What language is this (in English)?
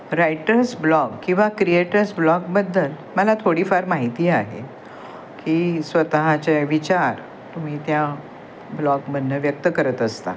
Marathi